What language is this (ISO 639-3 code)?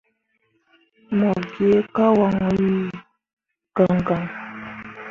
mua